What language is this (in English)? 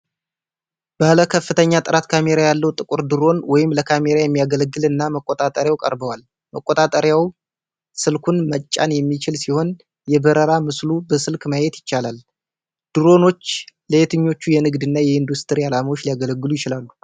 Amharic